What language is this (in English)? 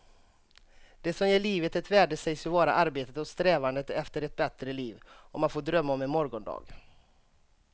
Swedish